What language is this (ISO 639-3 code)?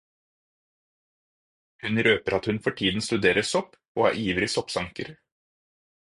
nob